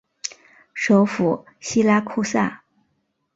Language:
Chinese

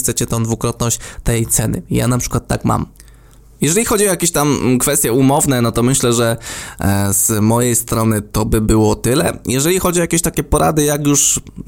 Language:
Polish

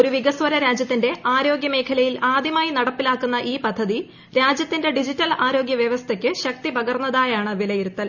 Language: Malayalam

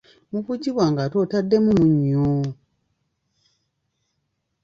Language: Ganda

